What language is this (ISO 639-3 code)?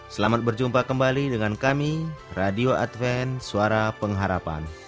ind